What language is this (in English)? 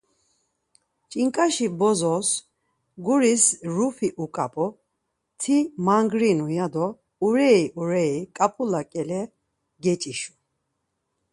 Laz